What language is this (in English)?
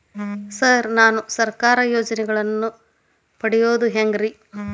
Kannada